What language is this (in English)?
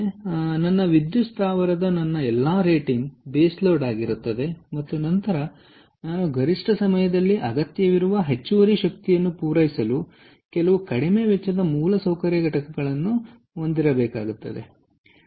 Kannada